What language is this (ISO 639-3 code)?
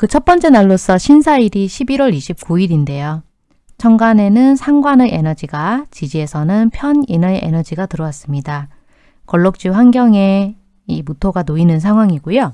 kor